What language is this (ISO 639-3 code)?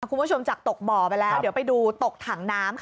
tha